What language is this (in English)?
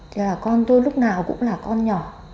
Vietnamese